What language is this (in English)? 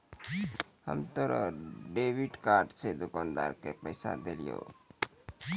Maithili